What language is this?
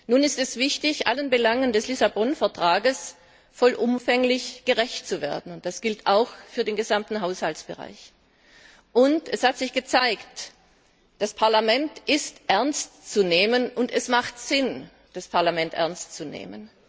German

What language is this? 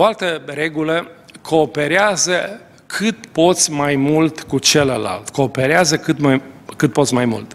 Romanian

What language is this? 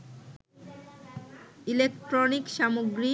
Bangla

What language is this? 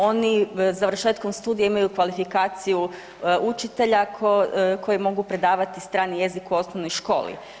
Croatian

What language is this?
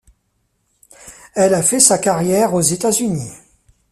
French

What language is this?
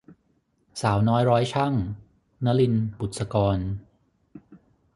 Thai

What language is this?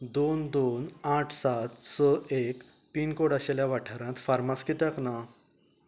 Konkani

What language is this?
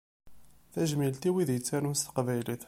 Kabyle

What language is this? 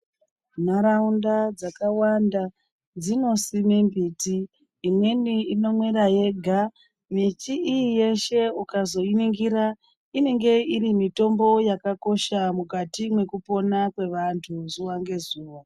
Ndau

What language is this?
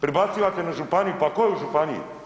Croatian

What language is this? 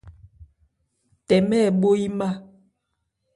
Ebrié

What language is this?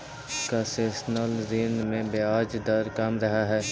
Magahi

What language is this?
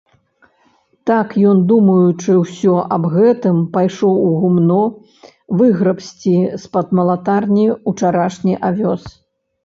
Belarusian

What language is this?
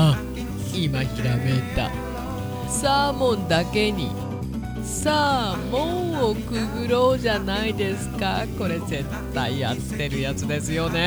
Japanese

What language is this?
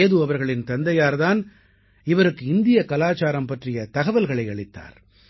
Tamil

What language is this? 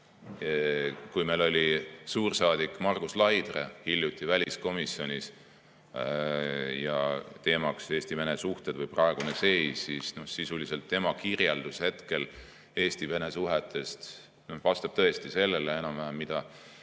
Estonian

